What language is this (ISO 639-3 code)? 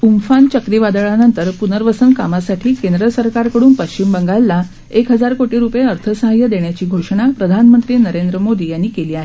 mar